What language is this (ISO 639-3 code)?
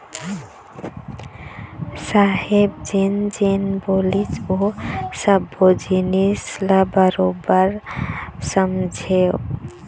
hne